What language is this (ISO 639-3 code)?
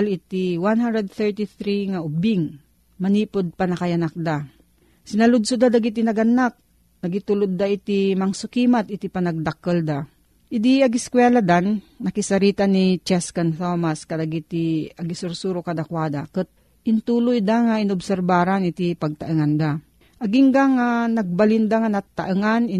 fil